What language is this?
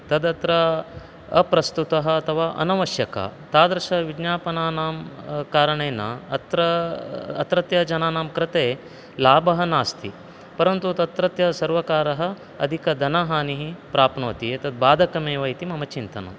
Sanskrit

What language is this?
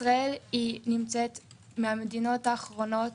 Hebrew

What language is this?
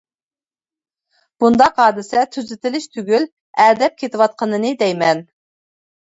Uyghur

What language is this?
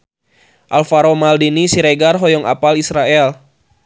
Sundanese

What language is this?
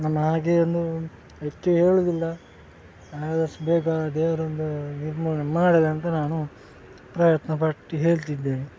Kannada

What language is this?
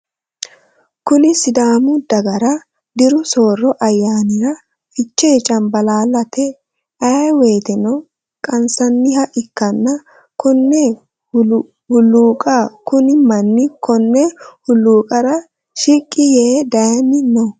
Sidamo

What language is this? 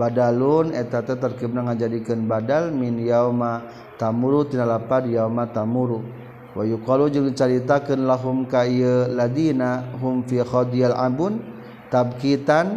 Malay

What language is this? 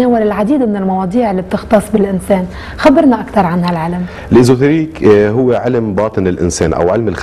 Arabic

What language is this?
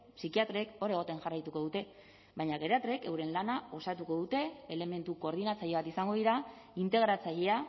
Basque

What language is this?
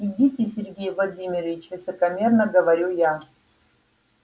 Russian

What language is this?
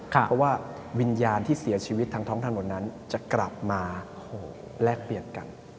Thai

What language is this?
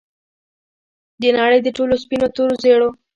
Pashto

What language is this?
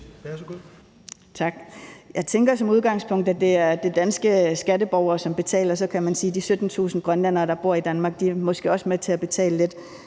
Danish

